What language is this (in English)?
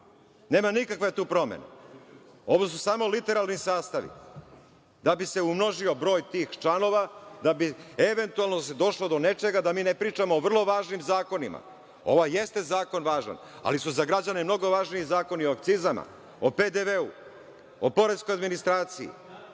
Serbian